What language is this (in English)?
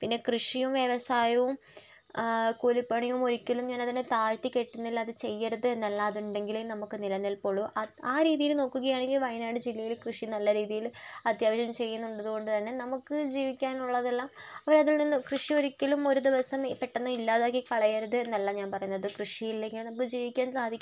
Malayalam